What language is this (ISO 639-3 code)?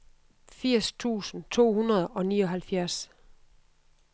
dan